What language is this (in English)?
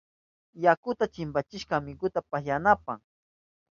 Southern Pastaza Quechua